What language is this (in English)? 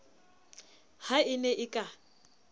Southern Sotho